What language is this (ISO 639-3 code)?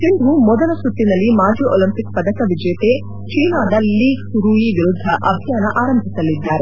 kan